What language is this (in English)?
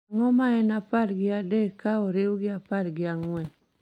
Luo (Kenya and Tanzania)